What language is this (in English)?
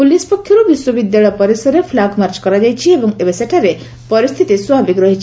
Odia